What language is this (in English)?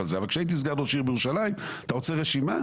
Hebrew